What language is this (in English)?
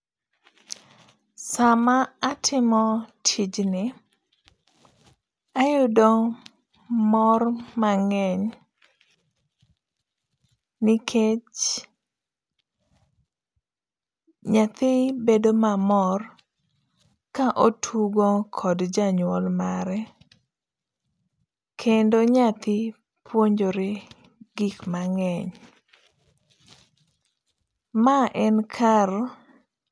Luo (Kenya and Tanzania)